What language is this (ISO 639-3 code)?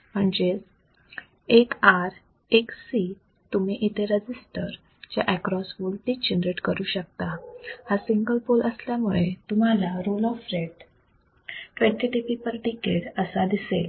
mar